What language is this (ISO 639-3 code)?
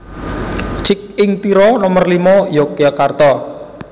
jav